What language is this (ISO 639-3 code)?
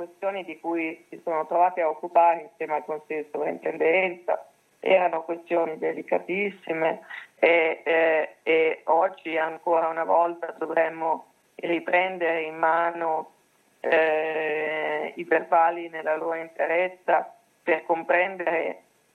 ita